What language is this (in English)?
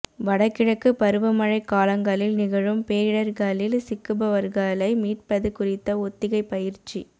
Tamil